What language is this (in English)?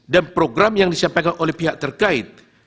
Indonesian